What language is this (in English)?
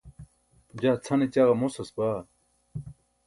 Burushaski